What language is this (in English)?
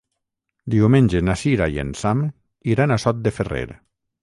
Catalan